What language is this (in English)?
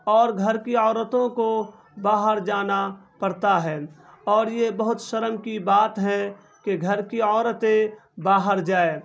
Urdu